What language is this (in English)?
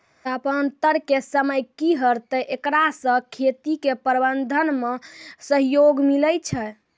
Maithili